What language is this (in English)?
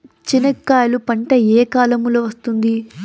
Telugu